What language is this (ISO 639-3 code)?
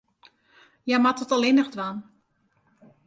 fry